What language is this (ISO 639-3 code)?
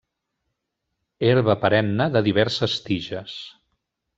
cat